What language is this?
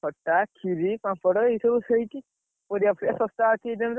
Odia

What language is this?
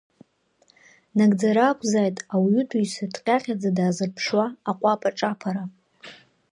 Abkhazian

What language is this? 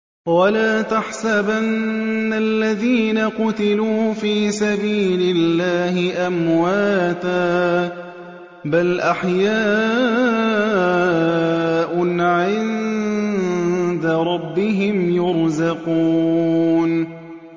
Arabic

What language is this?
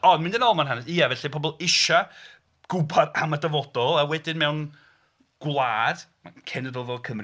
Welsh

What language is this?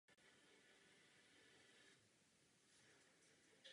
Czech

